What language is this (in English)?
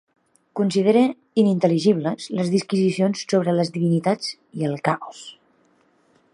Catalan